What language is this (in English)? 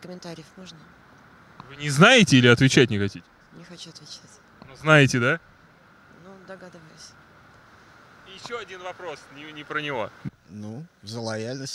Russian